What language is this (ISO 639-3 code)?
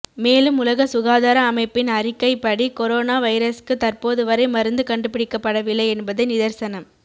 tam